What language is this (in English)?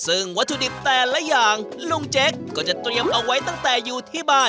Thai